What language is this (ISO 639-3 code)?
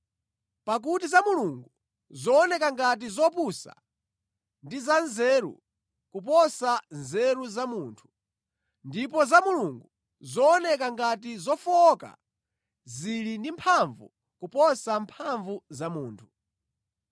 nya